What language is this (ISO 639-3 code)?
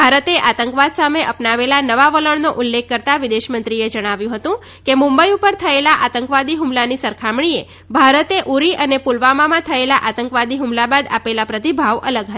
guj